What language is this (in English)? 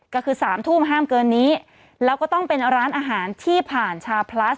Thai